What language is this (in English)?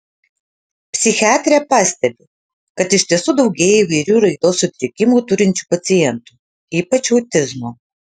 Lithuanian